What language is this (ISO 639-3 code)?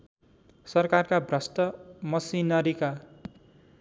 nep